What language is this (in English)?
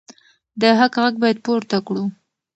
Pashto